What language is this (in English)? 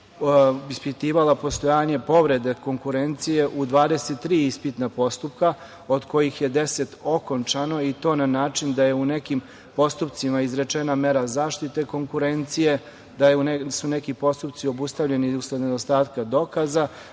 Serbian